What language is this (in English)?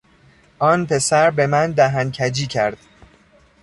Persian